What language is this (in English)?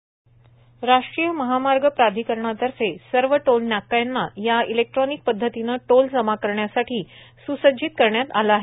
Marathi